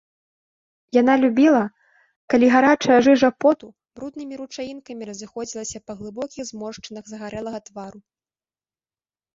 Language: Belarusian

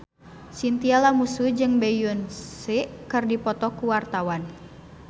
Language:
Sundanese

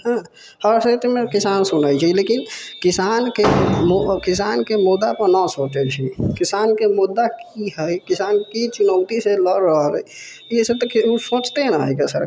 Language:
Maithili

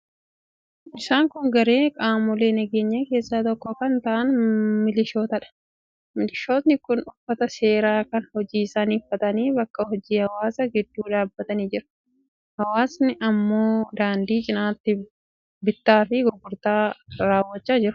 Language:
Oromo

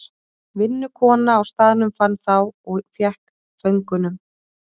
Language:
Icelandic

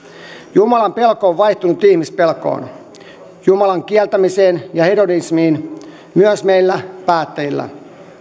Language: Finnish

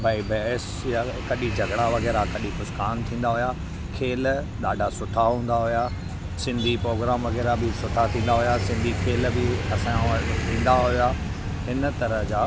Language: Sindhi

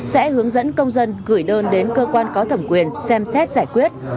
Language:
Vietnamese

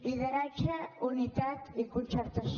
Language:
Catalan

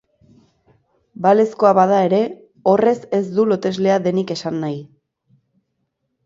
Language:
Basque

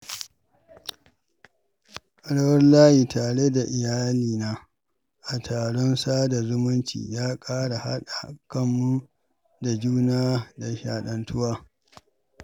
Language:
Hausa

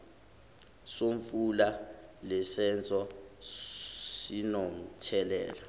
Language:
Zulu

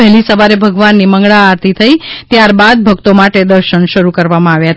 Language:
Gujarati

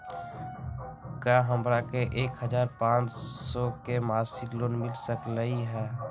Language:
Magahi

